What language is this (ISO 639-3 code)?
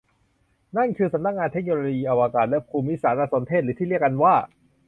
tha